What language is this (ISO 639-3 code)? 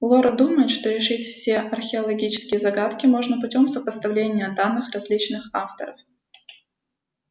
rus